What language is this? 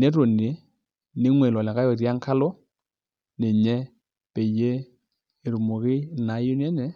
Masai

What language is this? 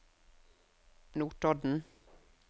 Norwegian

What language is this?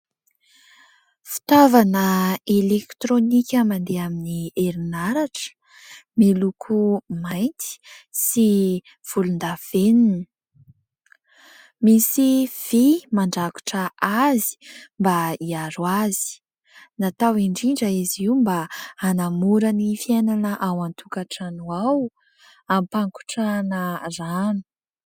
Malagasy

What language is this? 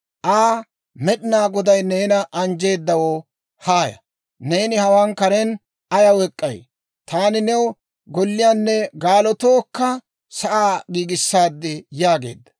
Dawro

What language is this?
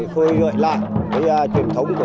Vietnamese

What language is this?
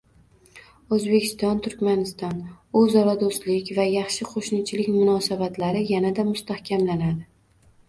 Uzbek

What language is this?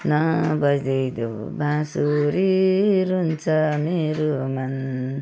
Nepali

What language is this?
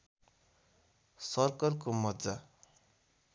Nepali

